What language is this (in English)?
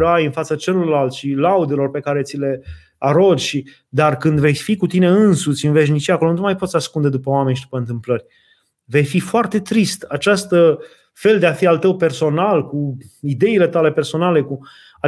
Romanian